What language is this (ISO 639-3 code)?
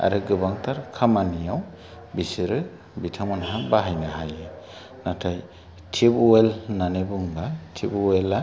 brx